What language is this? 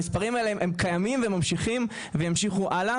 Hebrew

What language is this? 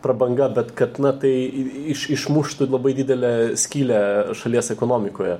Lithuanian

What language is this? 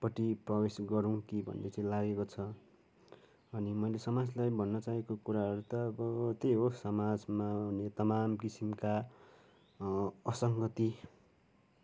Nepali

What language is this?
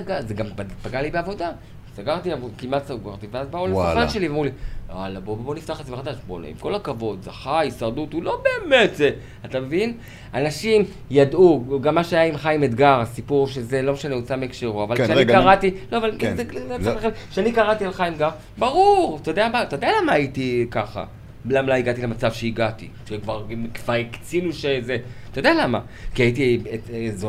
Hebrew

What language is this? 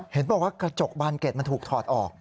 Thai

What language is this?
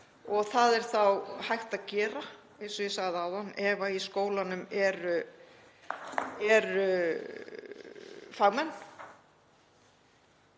Icelandic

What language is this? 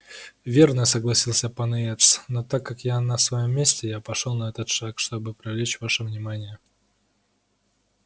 Russian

